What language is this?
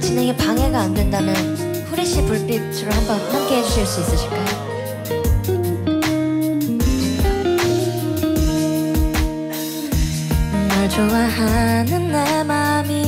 Korean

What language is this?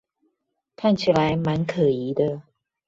Chinese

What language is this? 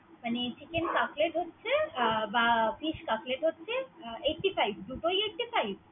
Bangla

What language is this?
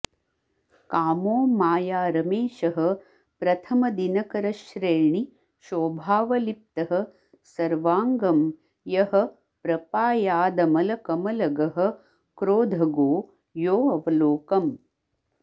Sanskrit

